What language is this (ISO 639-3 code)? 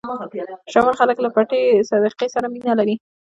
pus